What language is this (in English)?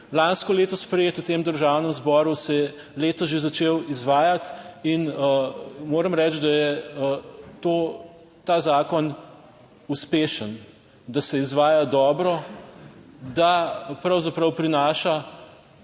Slovenian